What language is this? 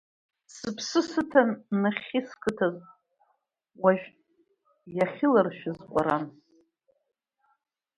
Abkhazian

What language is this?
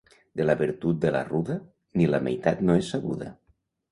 Catalan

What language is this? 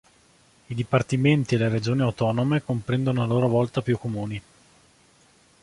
Italian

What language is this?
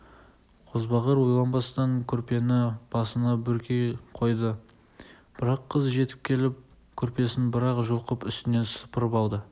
Kazakh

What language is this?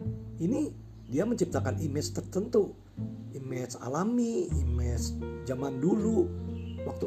Indonesian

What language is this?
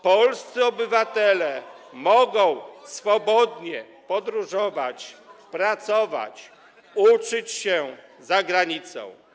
Polish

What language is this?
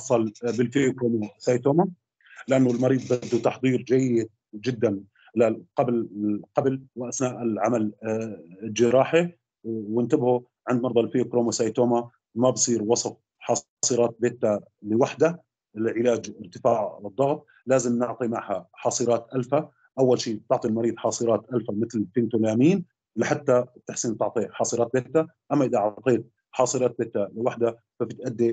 Arabic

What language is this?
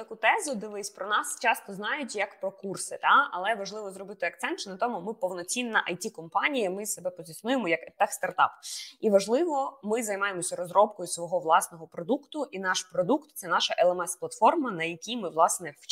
Ukrainian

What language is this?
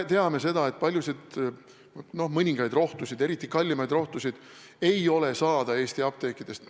Estonian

